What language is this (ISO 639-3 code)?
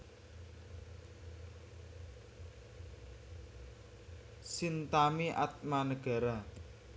jav